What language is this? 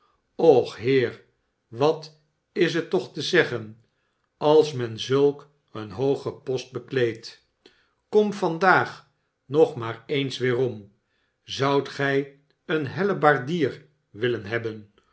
Dutch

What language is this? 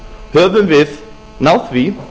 Icelandic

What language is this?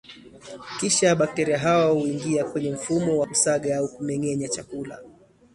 Swahili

